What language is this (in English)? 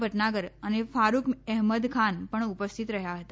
Gujarati